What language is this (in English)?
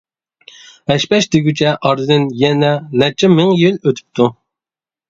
Uyghur